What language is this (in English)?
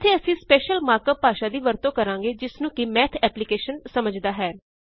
Punjabi